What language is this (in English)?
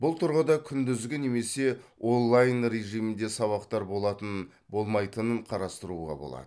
Kazakh